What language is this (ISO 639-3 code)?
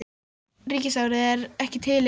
isl